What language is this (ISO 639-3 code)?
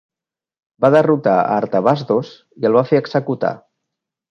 cat